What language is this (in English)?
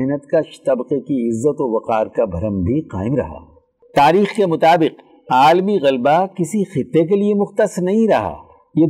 Urdu